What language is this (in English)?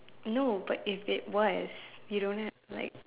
English